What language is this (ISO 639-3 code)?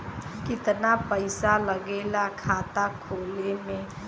bho